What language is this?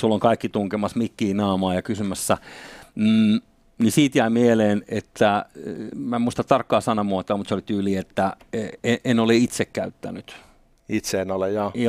Finnish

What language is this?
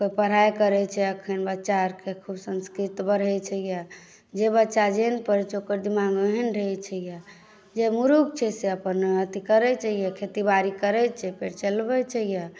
Maithili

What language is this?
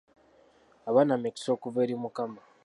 Ganda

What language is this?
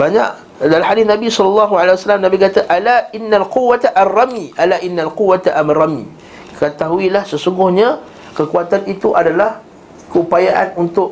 Malay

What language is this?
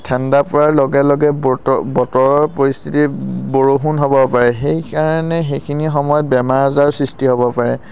Assamese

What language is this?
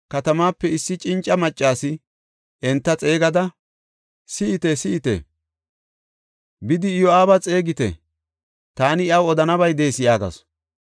Gofa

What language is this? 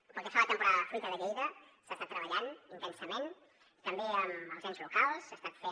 Catalan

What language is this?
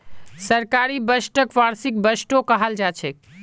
Magahi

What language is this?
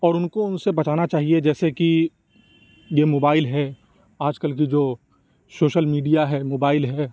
Urdu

